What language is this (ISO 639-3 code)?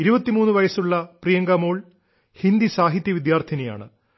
mal